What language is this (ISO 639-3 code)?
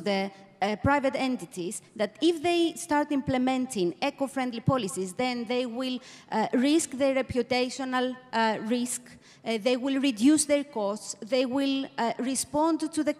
eng